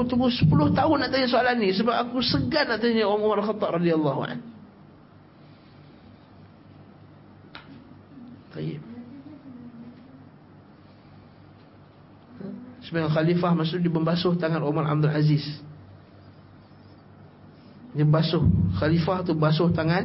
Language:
Malay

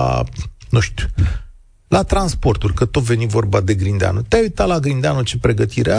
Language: Romanian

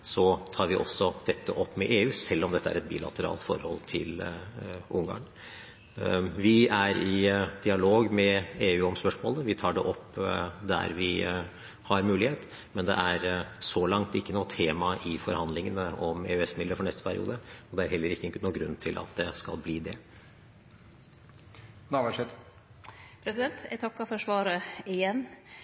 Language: Norwegian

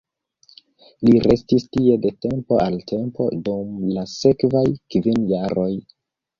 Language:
Esperanto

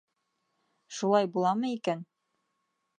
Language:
Bashkir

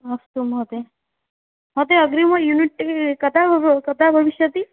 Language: Sanskrit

